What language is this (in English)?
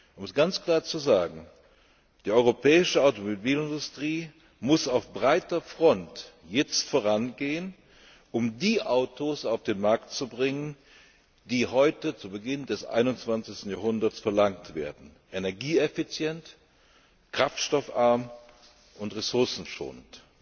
German